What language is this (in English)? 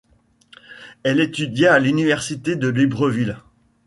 French